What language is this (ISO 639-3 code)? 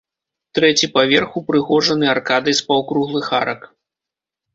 bel